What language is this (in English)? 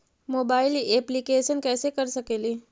Magahi